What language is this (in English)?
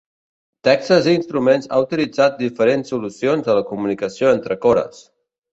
Catalan